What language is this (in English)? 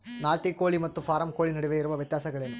Kannada